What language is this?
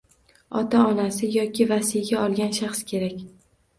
Uzbek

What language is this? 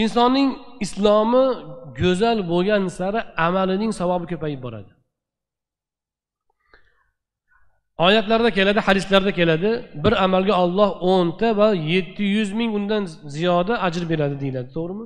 Turkish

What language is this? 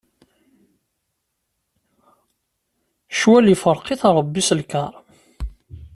Kabyle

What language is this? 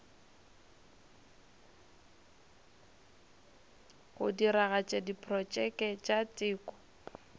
Northern Sotho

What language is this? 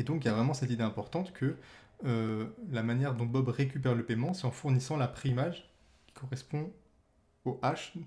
French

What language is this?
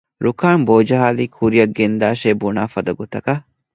Divehi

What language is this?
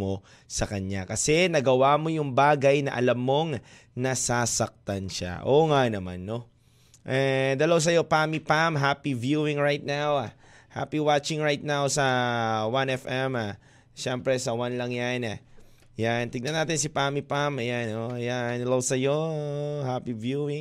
Filipino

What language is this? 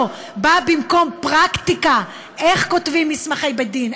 Hebrew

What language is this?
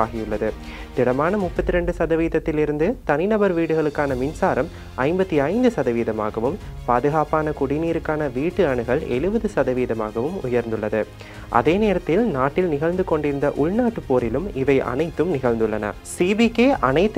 Romanian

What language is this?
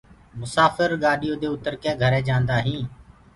Gurgula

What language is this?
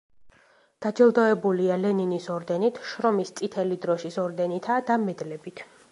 Georgian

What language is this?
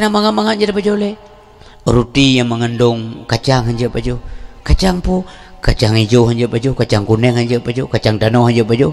Malay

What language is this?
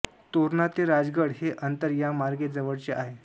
Marathi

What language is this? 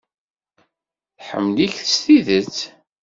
Kabyle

